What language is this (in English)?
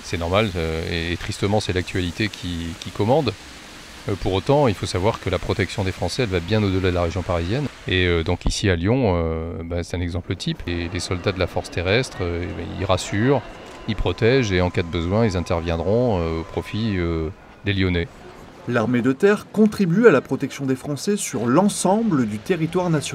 French